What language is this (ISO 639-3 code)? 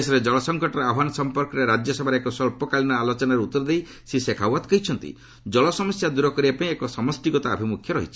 ori